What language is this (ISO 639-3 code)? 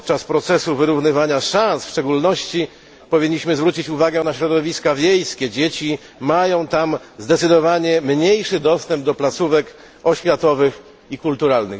pol